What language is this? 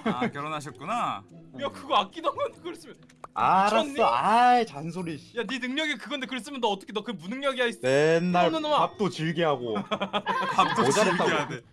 Korean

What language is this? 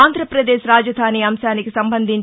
Telugu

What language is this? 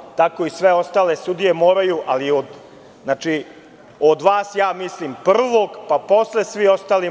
Serbian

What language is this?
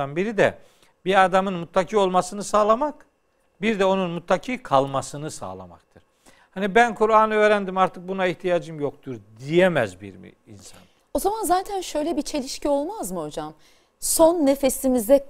Turkish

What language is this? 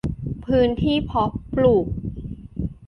Thai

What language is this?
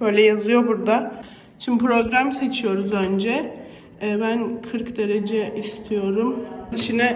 Turkish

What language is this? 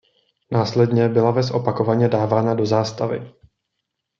Czech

